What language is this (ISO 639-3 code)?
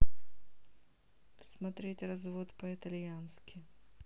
rus